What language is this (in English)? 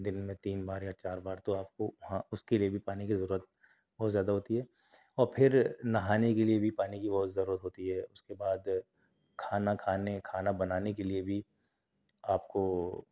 Urdu